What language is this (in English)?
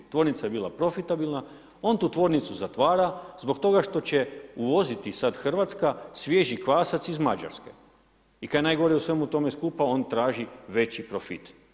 Croatian